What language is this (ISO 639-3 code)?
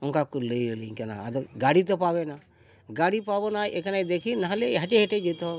sat